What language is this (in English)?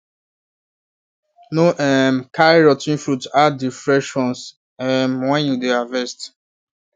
Nigerian Pidgin